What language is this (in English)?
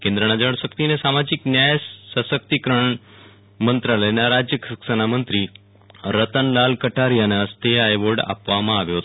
Gujarati